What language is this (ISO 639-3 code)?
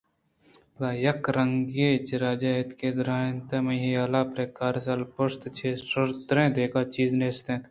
bgp